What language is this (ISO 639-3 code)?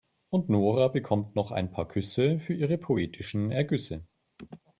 deu